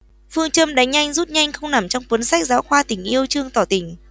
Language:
Vietnamese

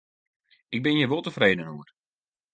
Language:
Western Frisian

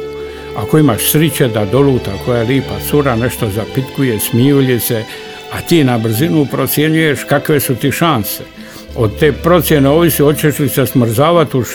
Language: Croatian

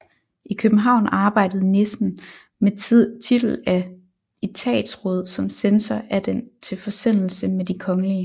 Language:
Danish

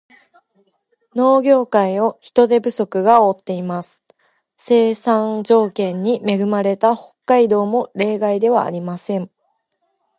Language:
Japanese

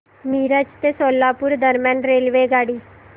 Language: Marathi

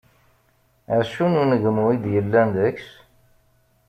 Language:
Kabyle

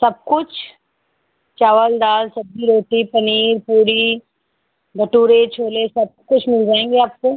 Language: Hindi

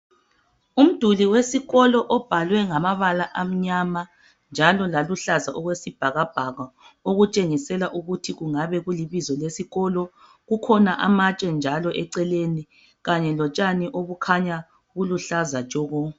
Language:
North Ndebele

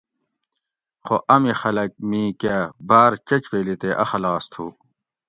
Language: Gawri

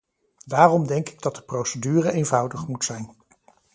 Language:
Dutch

